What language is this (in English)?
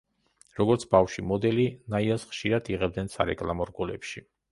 Georgian